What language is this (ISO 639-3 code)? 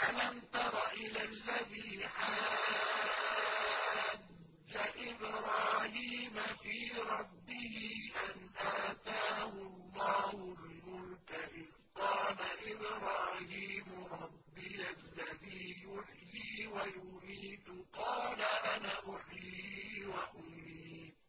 ara